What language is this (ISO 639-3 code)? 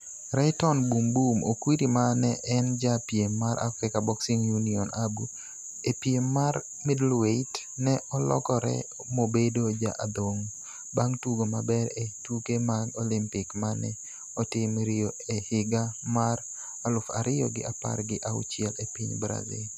luo